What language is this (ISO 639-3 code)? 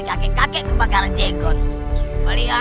ind